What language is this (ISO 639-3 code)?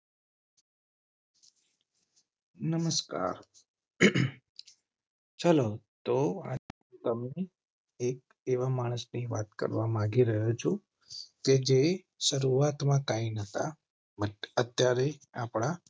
guj